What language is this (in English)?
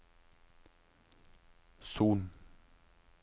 Norwegian